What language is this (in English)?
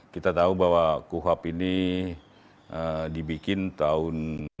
Indonesian